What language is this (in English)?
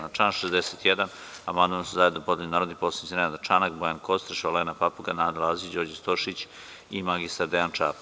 Serbian